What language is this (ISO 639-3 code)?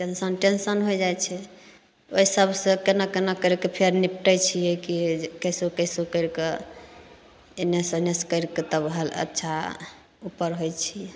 mai